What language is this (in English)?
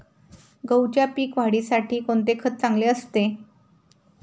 Marathi